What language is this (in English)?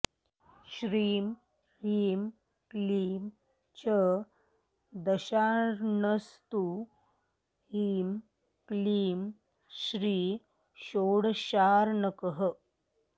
Sanskrit